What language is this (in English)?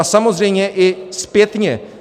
Czech